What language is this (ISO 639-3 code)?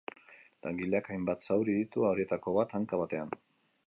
eus